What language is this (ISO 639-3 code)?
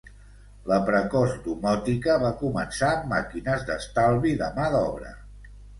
cat